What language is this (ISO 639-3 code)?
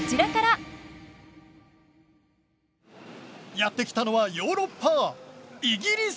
jpn